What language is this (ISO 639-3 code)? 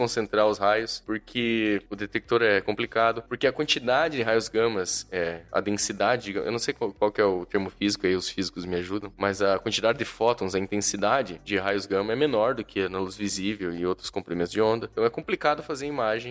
por